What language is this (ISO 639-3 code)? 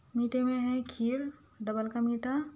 urd